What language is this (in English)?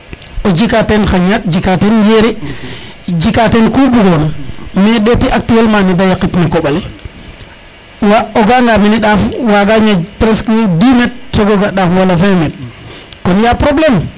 Serer